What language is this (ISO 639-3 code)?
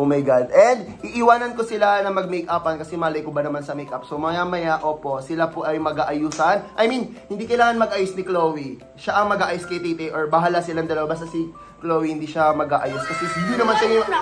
fil